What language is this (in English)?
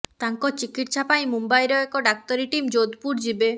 Odia